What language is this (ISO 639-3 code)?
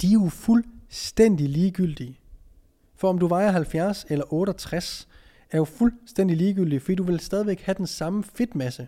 dan